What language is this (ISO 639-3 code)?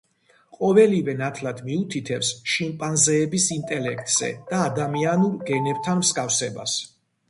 kat